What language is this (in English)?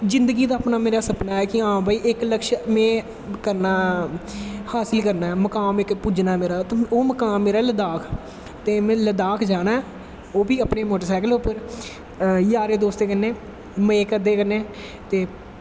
Dogri